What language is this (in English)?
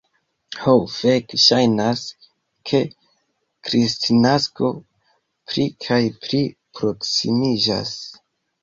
Esperanto